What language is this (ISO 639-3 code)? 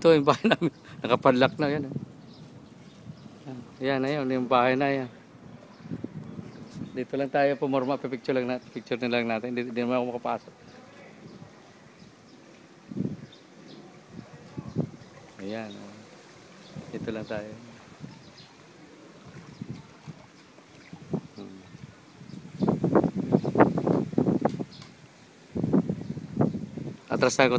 fil